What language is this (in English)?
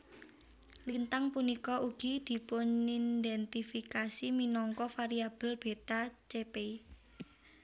Javanese